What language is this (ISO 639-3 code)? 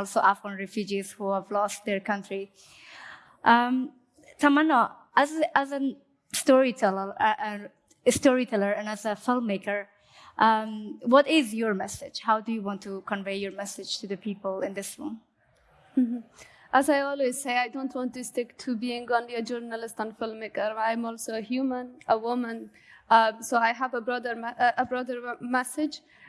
eng